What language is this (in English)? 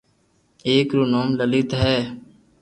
Loarki